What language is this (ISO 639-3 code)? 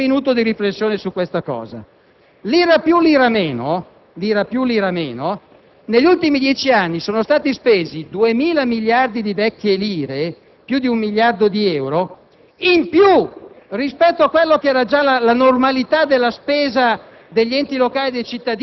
ita